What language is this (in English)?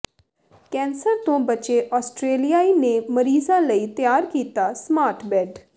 Punjabi